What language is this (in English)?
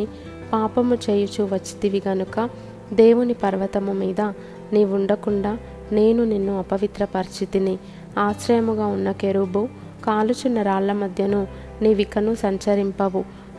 Telugu